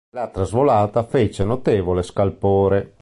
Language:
Italian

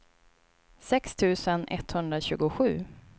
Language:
Swedish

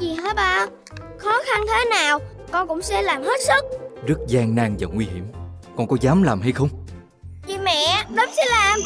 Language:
Vietnamese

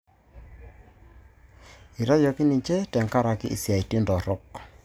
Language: Masai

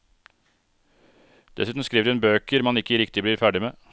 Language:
Norwegian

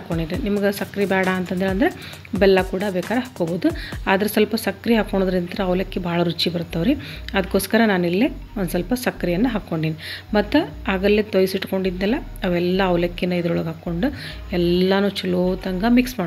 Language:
Kannada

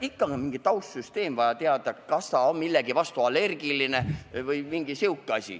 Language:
Estonian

